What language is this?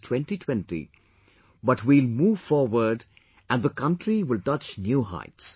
English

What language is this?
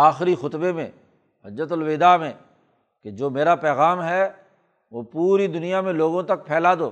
Urdu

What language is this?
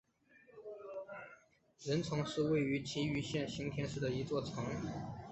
Chinese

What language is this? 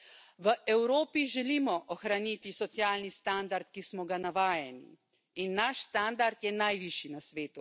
Slovenian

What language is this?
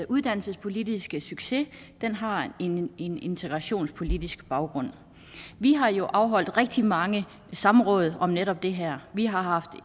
Danish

